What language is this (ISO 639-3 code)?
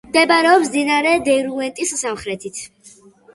kat